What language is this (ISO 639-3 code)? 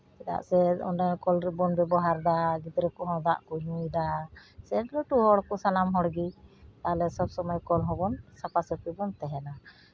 sat